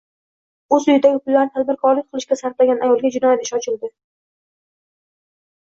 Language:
Uzbek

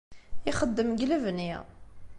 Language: Kabyle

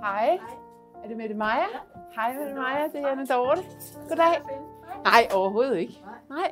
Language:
Danish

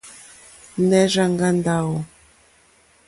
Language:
Mokpwe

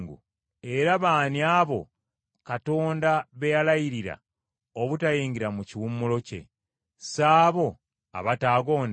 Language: Ganda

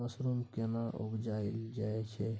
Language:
Maithili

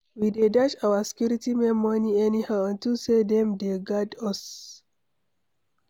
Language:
Nigerian Pidgin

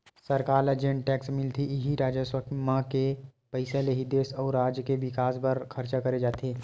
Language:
Chhattisgarhi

